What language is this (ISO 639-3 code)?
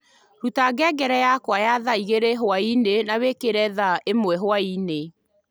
kik